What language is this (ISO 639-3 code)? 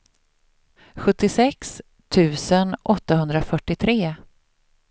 swe